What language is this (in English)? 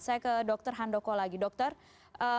Indonesian